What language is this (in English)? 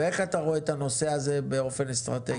Hebrew